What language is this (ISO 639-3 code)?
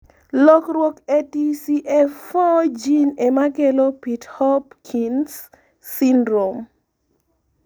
luo